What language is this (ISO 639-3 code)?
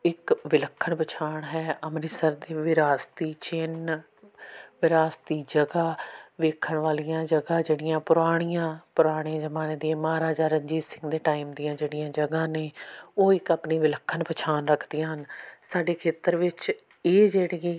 pan